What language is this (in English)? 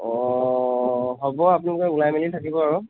Assamese